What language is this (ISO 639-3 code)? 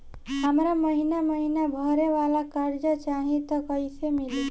bho